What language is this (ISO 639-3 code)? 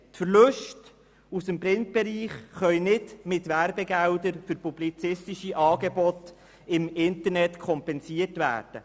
gsw